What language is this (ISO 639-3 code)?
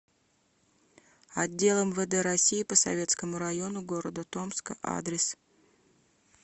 rus